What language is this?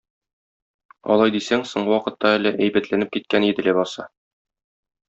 Tatar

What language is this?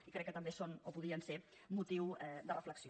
Catalan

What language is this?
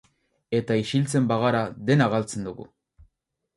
Basque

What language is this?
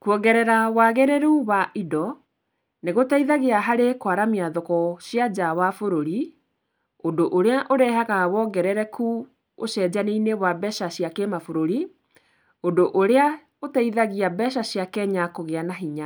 Kikuyu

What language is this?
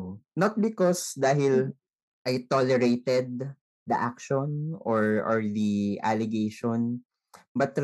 Filipino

